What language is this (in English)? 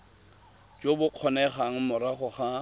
Tswana